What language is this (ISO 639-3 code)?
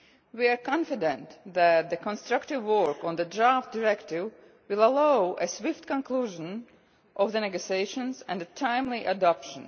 eng